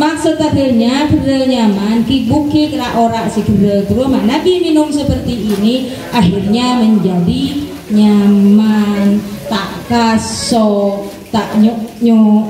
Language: Indonesian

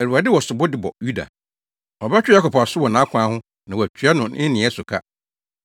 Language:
Akan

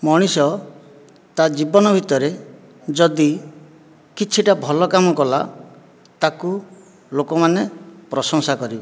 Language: Odia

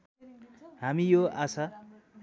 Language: Nepali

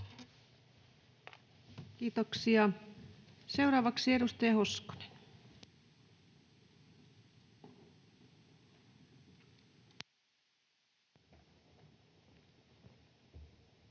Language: Finnish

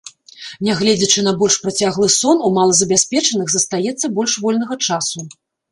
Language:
Belarusian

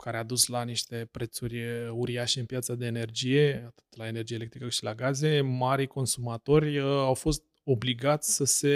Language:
Romanian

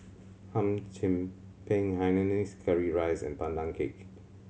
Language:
English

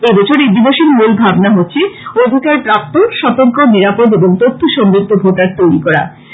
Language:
Bangla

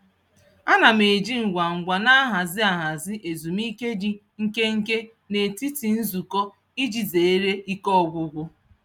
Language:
Igbo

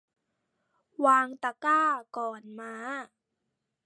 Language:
Thai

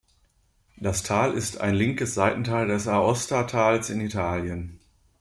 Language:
German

